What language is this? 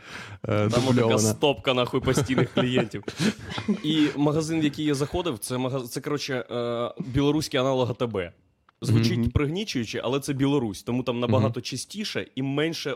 Ukrainian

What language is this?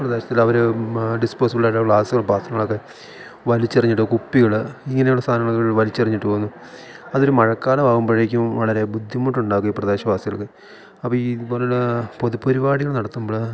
Malayalam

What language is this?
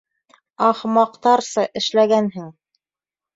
Bashkir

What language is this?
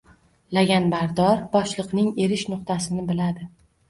Uzbek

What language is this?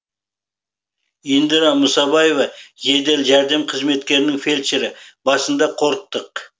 Kazakh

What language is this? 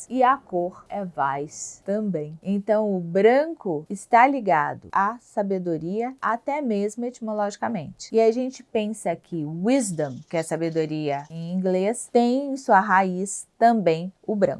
Portuguese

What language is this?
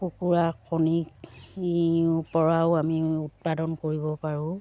Assamese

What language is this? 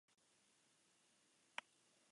Basque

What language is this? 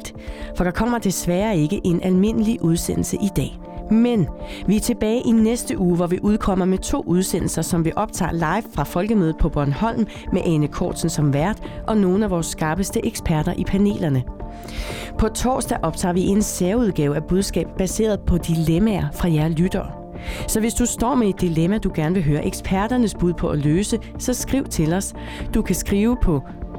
Danish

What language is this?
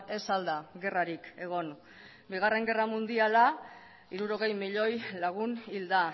Basque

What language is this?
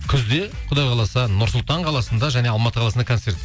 Kazakh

